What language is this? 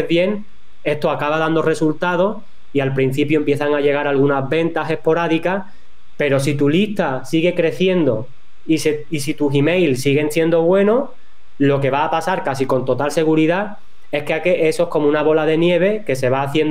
Spanish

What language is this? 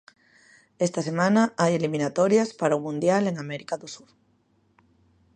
Galician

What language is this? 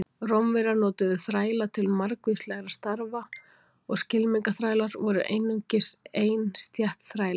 Icelandic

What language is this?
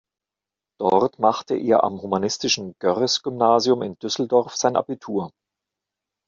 German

